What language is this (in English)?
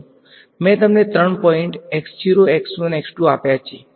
Gujarati